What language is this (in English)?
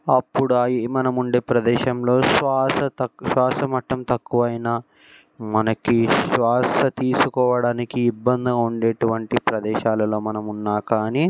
Telugu